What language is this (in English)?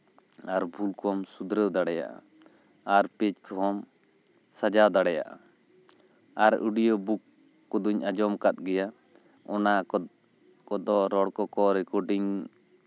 Santali